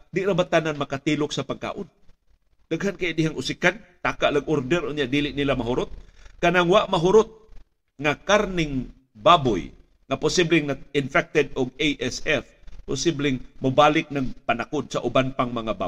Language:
Filipino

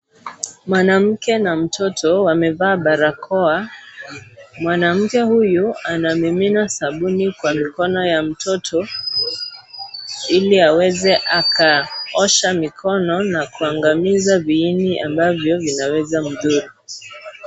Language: Swahili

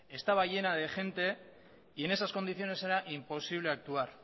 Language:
Spanish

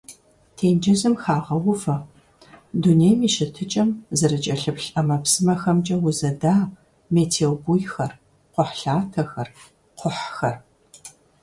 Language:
Kabardian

